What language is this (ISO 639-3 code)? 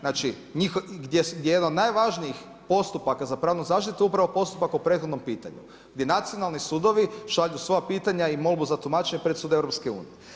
hrv